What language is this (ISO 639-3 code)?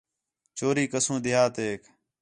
xhe